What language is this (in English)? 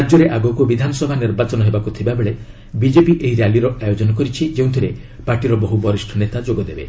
Odia